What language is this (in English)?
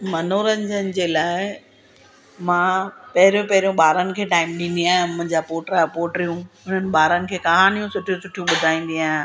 Sindhi